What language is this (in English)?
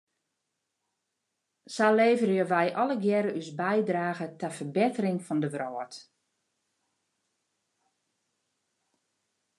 Western Frisian